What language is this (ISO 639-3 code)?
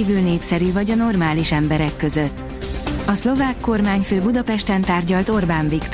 hun